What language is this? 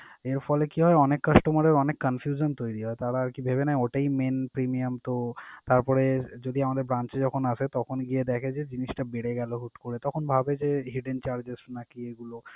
Bangla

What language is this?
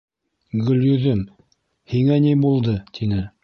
Bashkir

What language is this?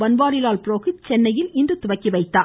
Tamil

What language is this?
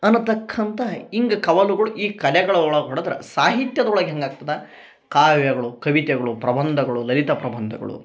Kannada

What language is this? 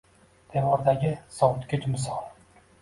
Uzbek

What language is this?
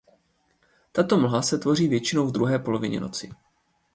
Czech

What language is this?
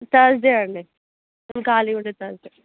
Telugu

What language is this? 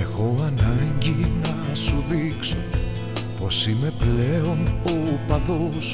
Greek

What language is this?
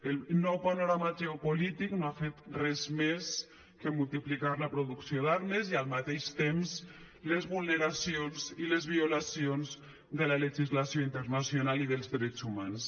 Catalan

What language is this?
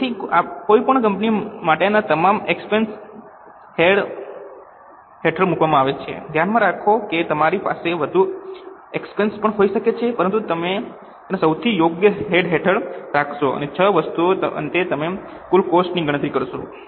Gujarati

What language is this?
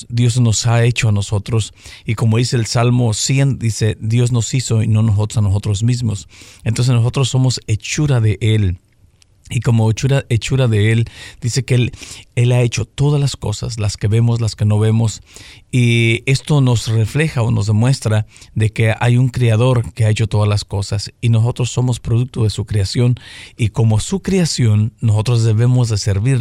Spanish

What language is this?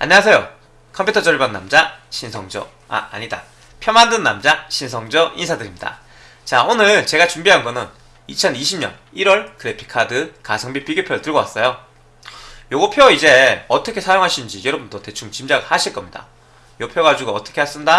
Korean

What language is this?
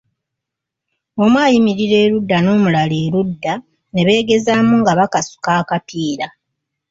Ganda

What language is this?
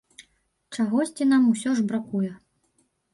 Belarusian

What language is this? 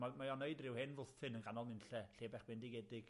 Welsh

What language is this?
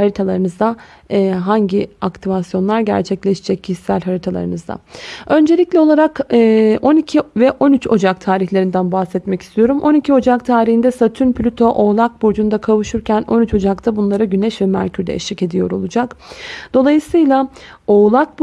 Turkish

